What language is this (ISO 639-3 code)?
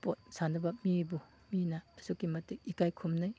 mni